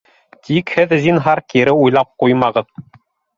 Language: Bashkir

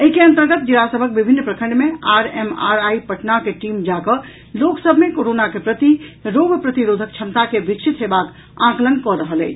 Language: Maithili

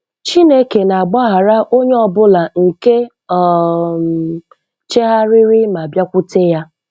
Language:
Igbo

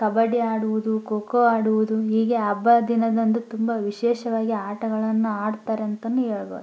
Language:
Kannada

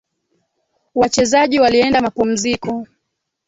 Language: Swahili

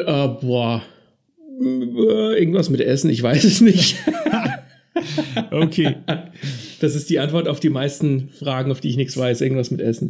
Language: German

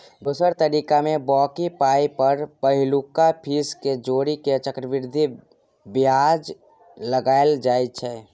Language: Maithili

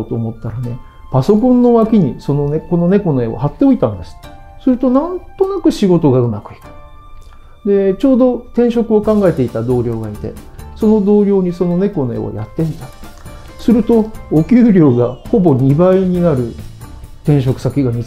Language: Japanese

